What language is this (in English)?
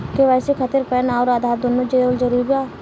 Bhojpuri